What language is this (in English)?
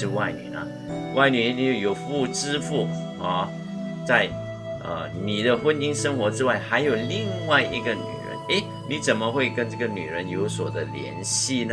Chinese